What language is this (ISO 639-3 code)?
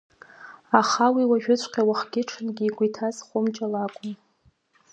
abk